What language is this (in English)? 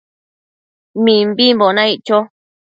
Matsés